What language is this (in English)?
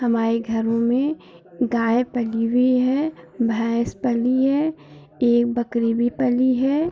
Hindi